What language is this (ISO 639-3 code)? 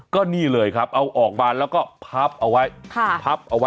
tha